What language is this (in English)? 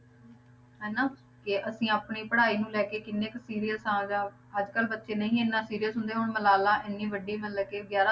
Punjabi